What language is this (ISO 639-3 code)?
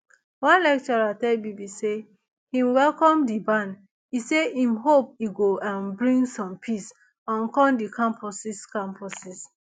pcm